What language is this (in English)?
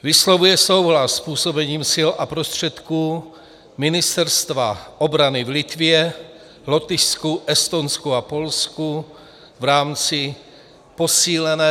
Czech